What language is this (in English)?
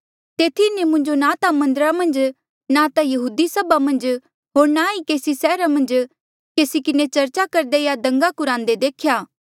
Mandeali